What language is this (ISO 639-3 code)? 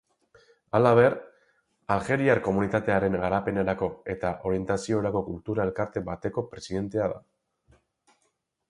eus